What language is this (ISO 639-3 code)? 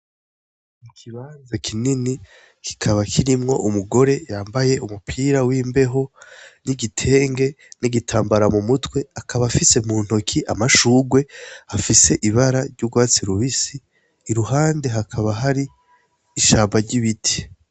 run